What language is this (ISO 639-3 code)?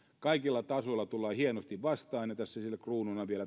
fin